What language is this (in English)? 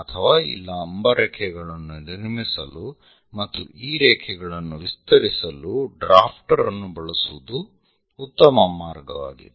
Kannada